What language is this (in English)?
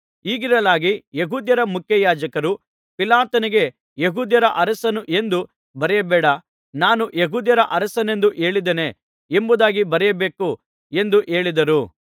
Kannada